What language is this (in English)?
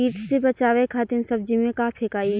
Bhojpuri